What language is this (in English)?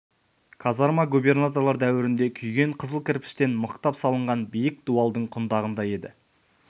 Kazakh